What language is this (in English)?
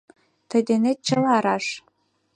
Mari